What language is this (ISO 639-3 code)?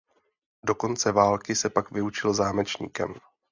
ces